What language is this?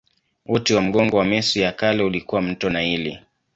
Swahili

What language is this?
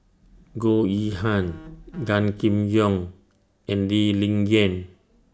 English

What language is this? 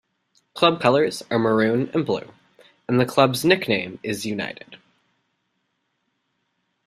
English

